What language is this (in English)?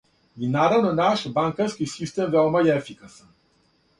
Serbian